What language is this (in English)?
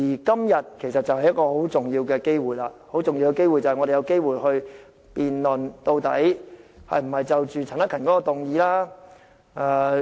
Cantonese